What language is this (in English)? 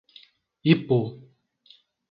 Portuguese